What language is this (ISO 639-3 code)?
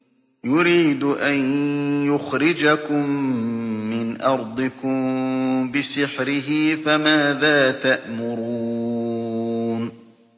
ara